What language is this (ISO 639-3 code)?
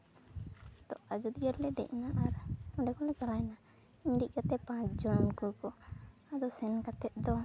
sat